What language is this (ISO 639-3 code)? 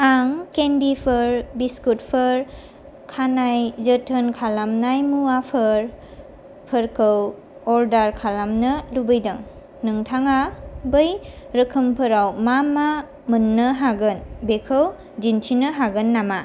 brx